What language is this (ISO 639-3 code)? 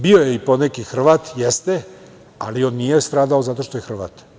srp